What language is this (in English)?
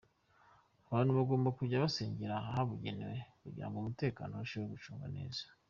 Kinyarwanda